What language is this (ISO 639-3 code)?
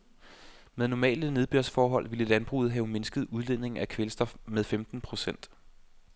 dan